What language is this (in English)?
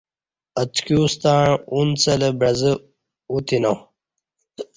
Kati